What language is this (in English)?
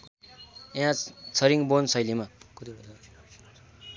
Nepali